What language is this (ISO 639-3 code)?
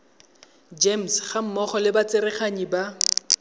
tsn